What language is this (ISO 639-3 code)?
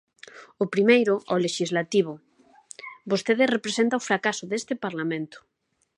glg